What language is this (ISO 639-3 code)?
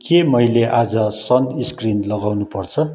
nep